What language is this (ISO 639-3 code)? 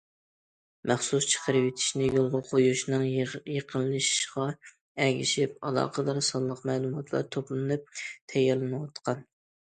uig